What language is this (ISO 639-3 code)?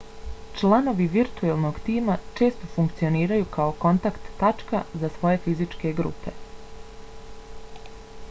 bos